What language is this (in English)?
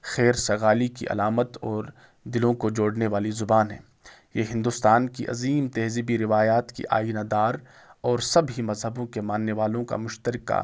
Urdu